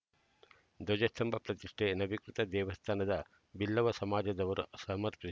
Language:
Kannada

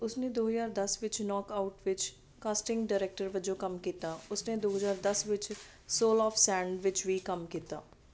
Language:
Punjabi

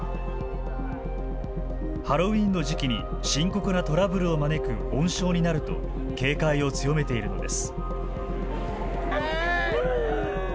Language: Japanese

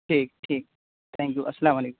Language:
Urdu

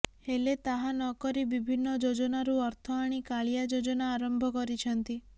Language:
Odia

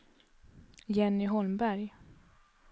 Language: Swedish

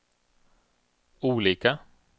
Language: Swedish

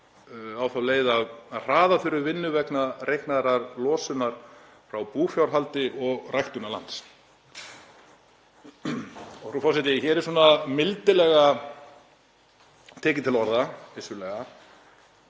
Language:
Icelandic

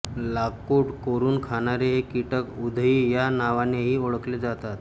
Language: Marathi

